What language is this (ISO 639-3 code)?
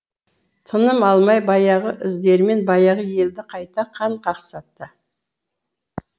kaz